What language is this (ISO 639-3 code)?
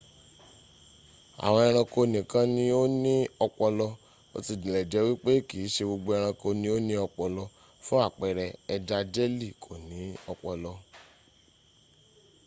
yor